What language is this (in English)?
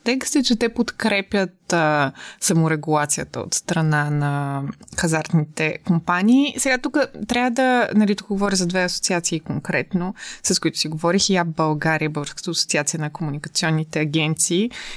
Bulgarian